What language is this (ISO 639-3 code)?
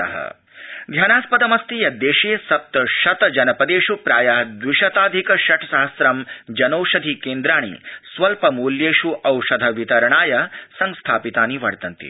san